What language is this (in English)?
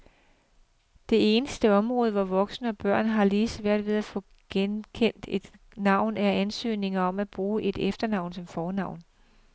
Danish